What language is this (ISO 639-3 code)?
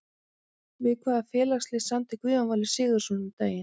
isl